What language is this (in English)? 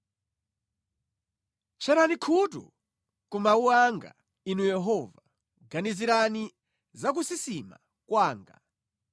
Nyanja